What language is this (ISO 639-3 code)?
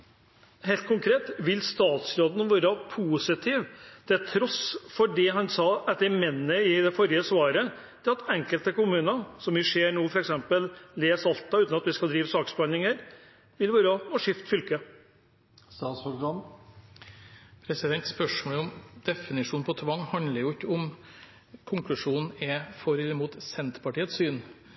nor